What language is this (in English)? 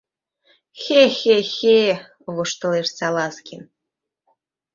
Mari